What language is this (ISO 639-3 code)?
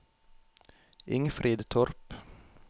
nor